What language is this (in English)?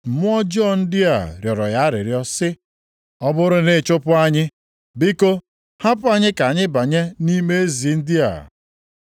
Igbo